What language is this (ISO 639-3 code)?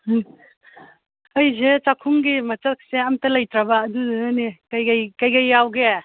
mni